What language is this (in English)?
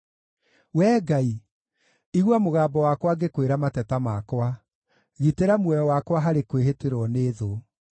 Kikuyu